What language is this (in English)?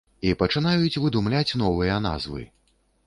Belarusian